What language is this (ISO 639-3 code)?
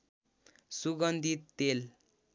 nep